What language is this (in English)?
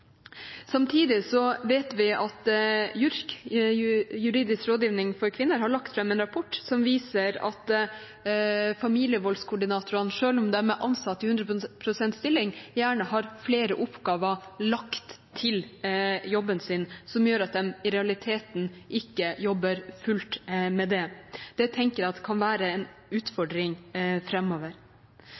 Norwegian Bokmål